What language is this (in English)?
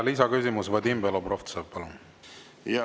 Estonian